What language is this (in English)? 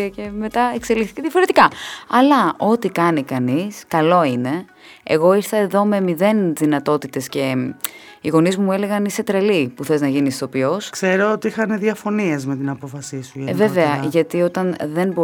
Greek